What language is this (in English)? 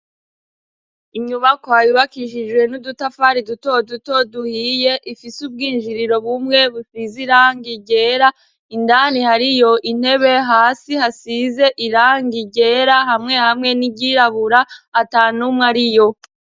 Rundi